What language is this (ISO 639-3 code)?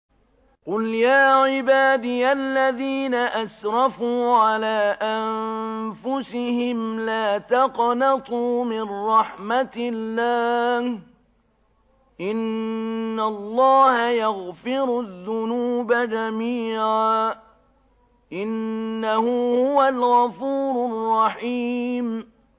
ara